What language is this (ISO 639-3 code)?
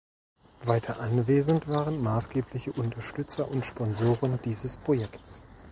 deu